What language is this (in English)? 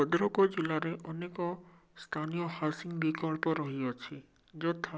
Odia